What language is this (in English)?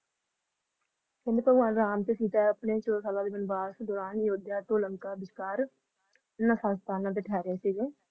Punjabi